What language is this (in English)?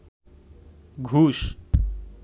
Bangla